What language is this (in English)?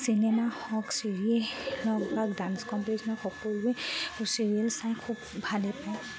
Assamese